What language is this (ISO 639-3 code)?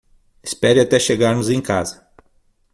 por